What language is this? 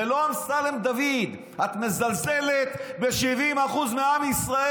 Hebrew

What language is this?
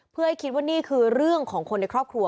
Thai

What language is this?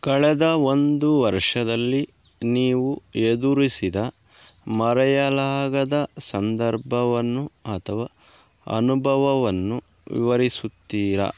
Kannada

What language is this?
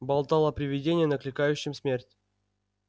Russian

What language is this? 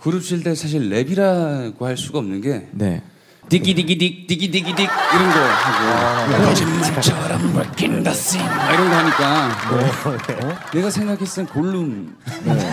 Korean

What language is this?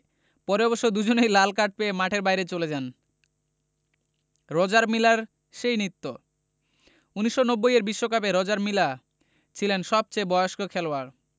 Bangla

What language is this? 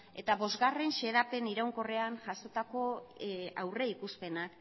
Basque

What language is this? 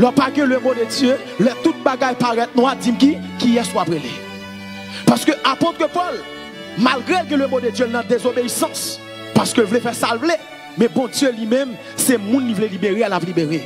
French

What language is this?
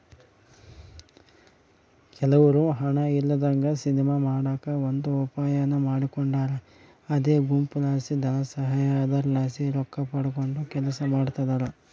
Kannada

